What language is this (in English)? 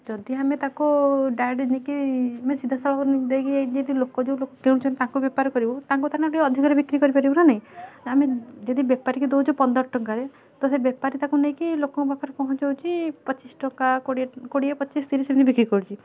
Odia